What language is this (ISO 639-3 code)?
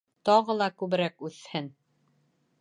bak